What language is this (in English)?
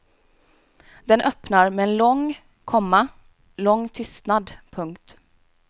Swedish